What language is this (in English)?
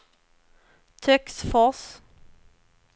Swedish